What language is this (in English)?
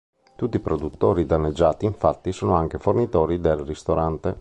Italian